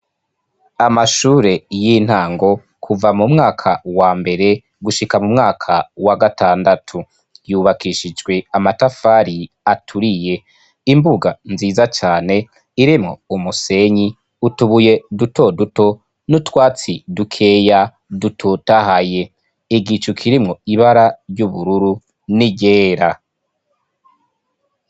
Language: Rundi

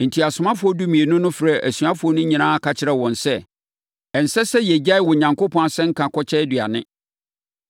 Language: Akan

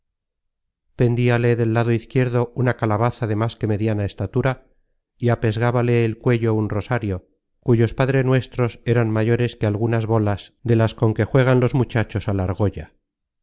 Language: Spanish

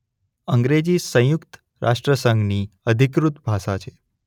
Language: Gujarati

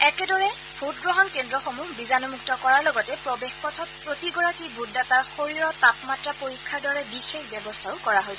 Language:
Assamese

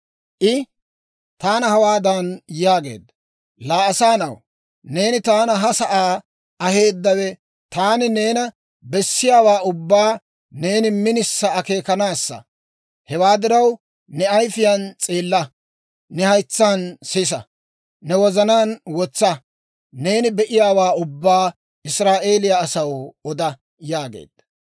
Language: Dawro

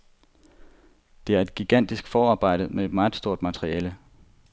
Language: Danish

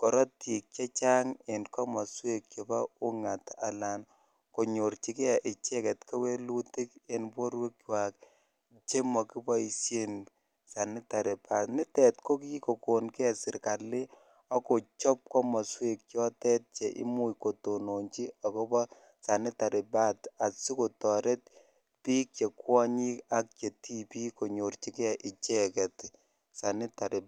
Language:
Kalenjin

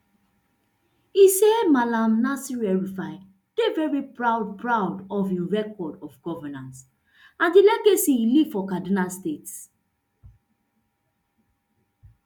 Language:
Nigerian Pidgin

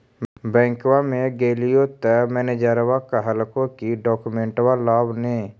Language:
Magahi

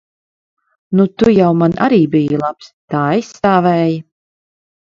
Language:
Latvian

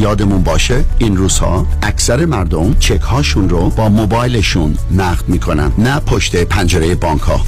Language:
Persian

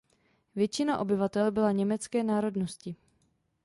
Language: Czech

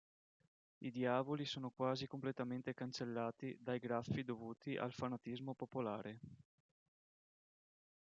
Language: Italian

